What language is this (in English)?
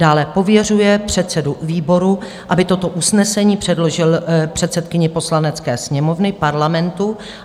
Czech